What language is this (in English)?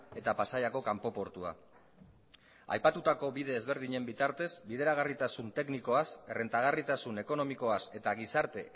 Basque